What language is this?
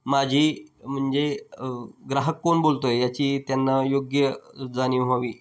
Marathi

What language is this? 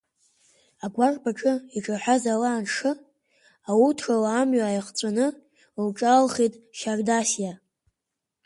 Abkhazian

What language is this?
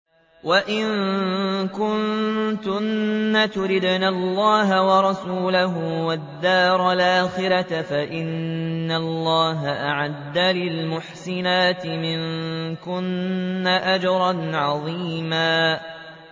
Arabic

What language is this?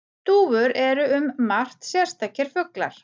Icelandic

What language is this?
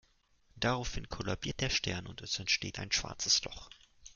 German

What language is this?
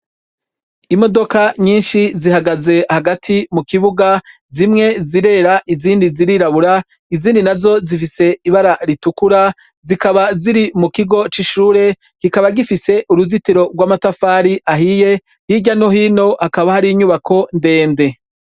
Rundi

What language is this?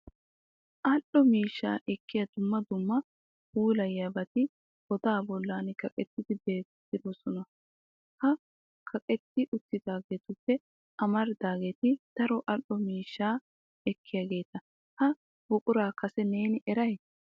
Wolaytta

